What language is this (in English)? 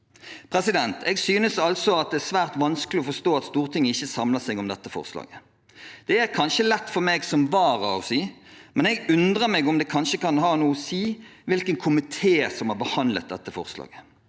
Norwegian